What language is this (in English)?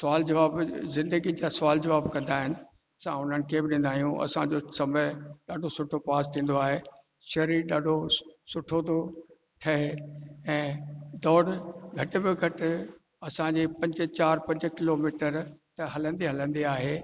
Sindhi